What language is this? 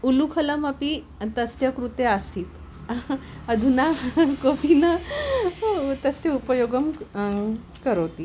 Sanskrit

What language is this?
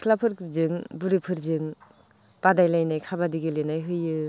Bodo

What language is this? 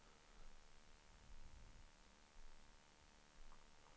Swedish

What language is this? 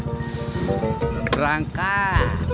Indonesian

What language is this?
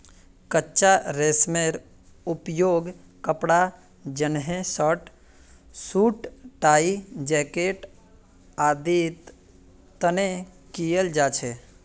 Magahi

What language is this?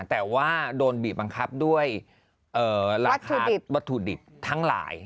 Thai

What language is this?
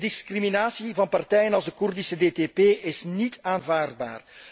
Dutch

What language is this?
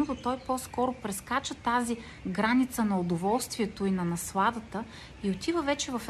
Bulgarian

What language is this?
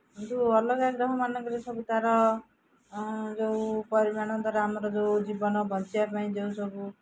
Odia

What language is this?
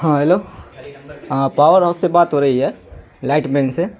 Urdu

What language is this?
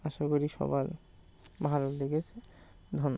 Bangla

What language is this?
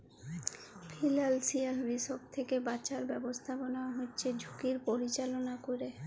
Bangla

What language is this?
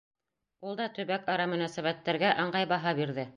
Bashkir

